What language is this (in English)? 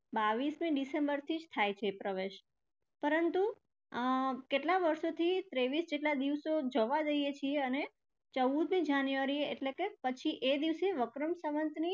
Gujarati